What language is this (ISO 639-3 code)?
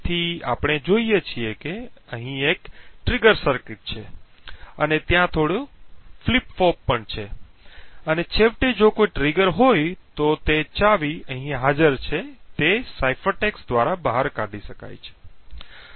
guj